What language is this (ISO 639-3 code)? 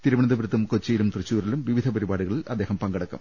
mal